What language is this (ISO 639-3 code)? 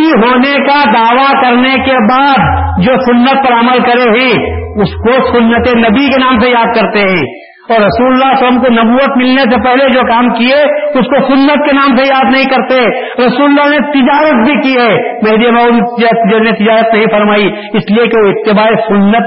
urd